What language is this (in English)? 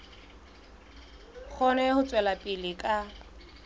Southern Sotho